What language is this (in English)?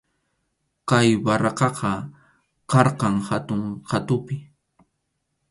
Arequipa-La Unión Quechua